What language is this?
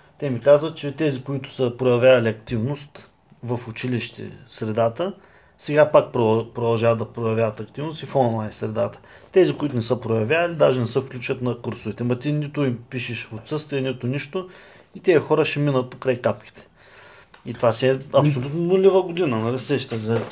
Bulgarian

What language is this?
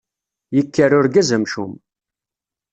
Kabyle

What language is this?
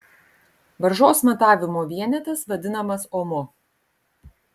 Lithuanian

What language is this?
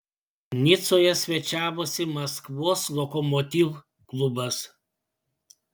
Lithuanian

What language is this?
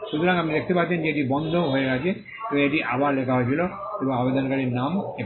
Bangla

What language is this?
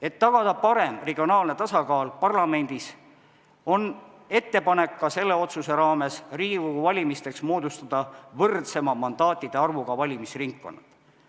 Estonian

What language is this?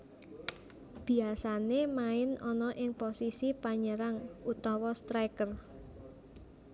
Javanese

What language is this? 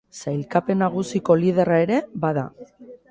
Basque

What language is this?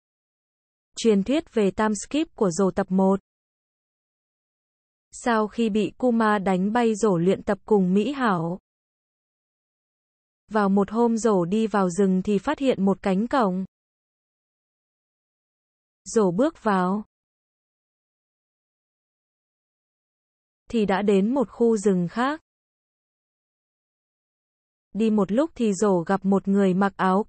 Vietnamese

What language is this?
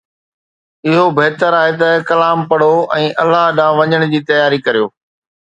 Sindhi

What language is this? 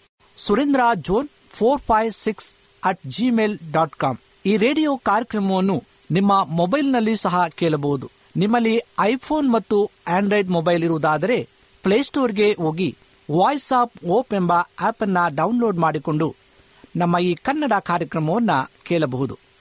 Kannada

